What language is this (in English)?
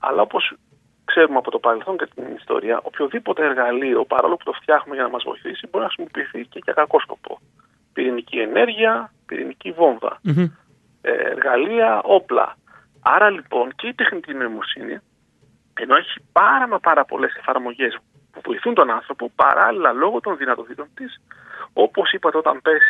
Greek